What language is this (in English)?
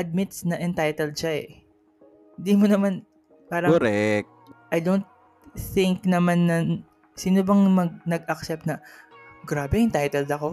Filipino